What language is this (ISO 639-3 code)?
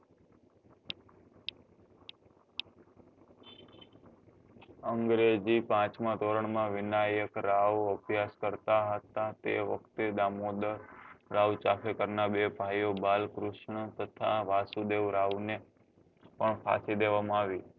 guj